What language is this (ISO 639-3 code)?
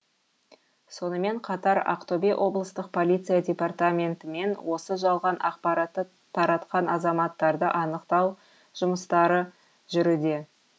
kaz